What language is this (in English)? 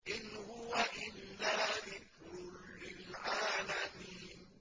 Arabic